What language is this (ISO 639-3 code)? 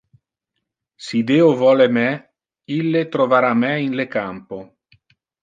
ina